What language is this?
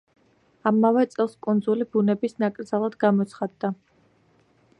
Georgian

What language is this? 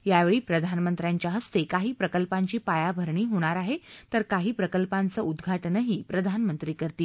Marathi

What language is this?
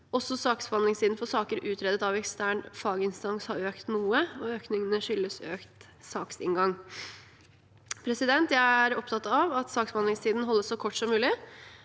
Norwegian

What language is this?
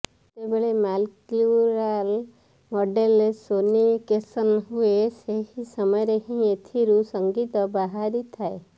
Odia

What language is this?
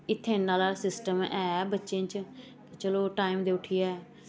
Dogri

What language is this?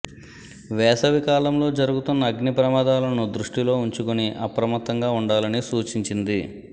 Telugu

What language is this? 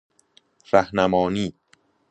Persian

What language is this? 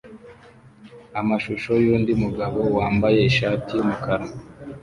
Kinyarwanda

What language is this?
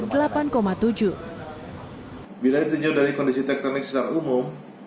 Indonesian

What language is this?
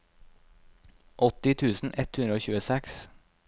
Norwegian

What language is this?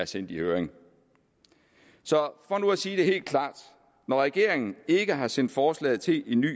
Danish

